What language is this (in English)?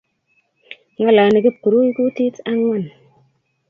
Kalenjin